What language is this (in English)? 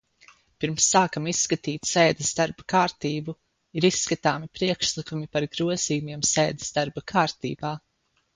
Latvian